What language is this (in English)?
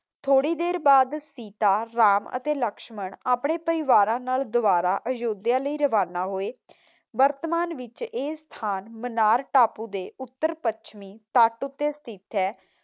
Punjabi